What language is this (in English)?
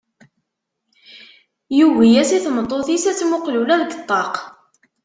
Kabyle